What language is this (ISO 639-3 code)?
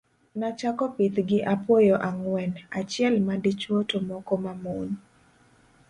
luo